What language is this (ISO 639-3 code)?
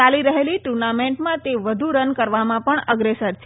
guj